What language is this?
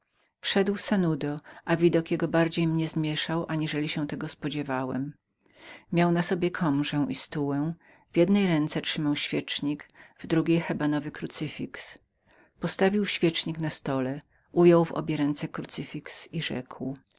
Polish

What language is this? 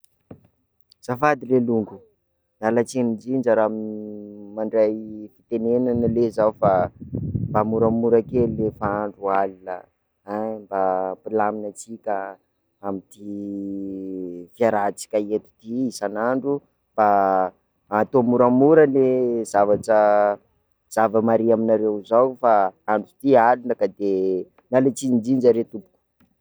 Sakalava Malagasy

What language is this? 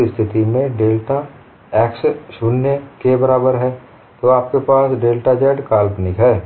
Hindi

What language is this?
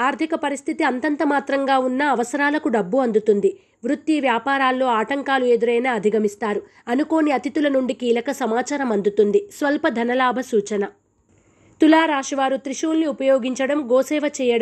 Arabic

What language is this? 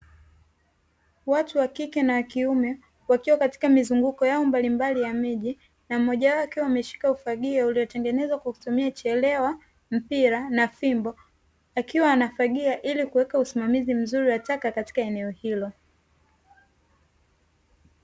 Swahili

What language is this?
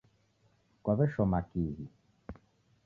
Taita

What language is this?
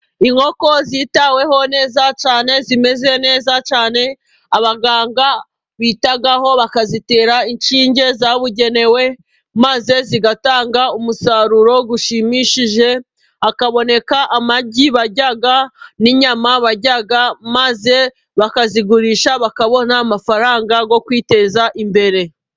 Kinyarwanda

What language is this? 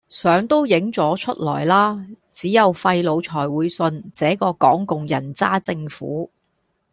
Cantonese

